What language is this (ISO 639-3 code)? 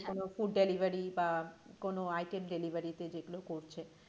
ben